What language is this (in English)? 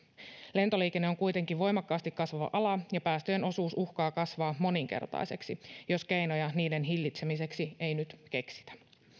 Finnish